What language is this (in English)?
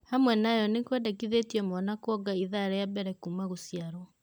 Kikuyu